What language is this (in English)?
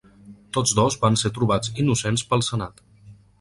Catalan